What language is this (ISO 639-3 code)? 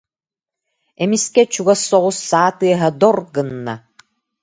sah